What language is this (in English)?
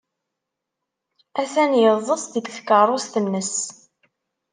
Kabyle